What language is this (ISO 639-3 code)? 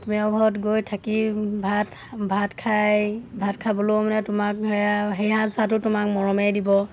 asm